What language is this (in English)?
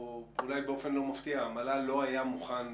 Hebrew